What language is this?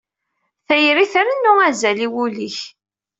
Kabyle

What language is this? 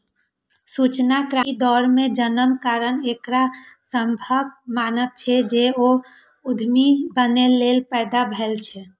Maithili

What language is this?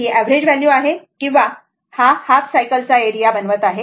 Marathi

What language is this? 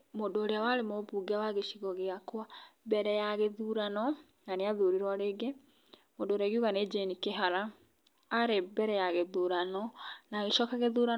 Kikuyu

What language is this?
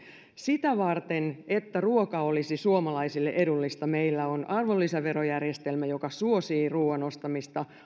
Finnish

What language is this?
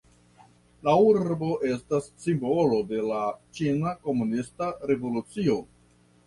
Esperanto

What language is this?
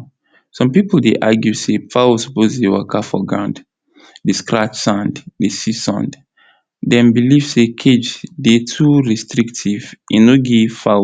Nigerian Pidgin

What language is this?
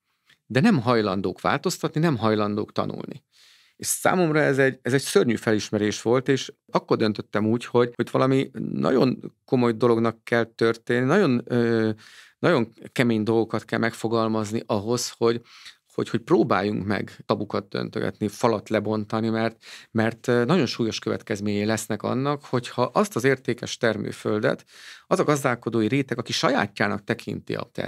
Hungarian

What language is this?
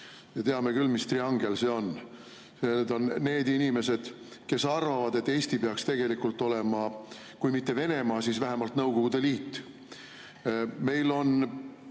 Estonian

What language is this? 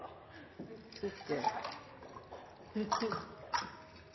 Norwegian Bokmål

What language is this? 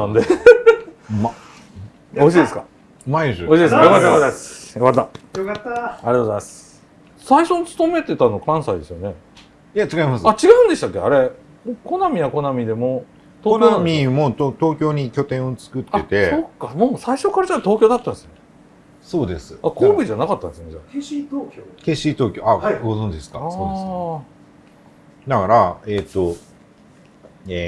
Japanese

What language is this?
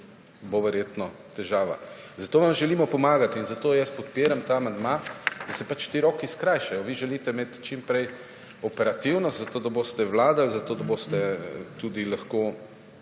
Slovenian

